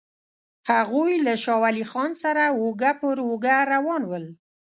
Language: Pashto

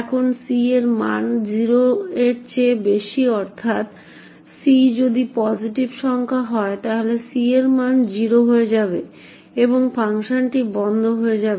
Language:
Bangla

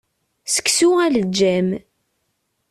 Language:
Kabyle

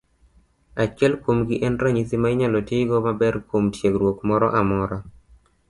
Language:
Luo (Kenya and Tanzania)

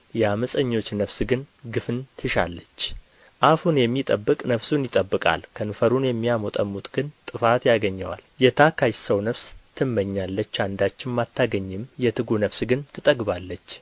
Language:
Amharic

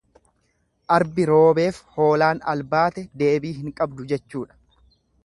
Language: Oromo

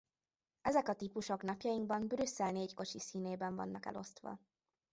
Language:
Hungarian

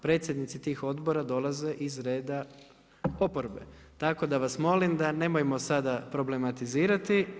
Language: Croatian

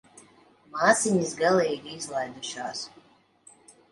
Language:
Latvian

